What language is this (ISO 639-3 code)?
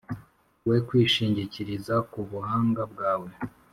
kin